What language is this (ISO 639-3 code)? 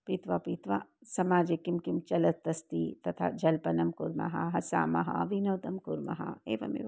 san